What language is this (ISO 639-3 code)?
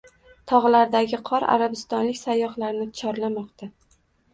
uzb